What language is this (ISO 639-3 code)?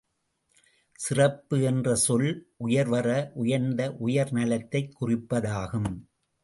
tam